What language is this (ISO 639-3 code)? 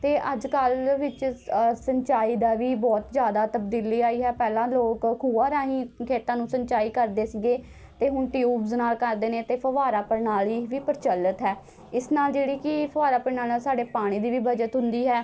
pan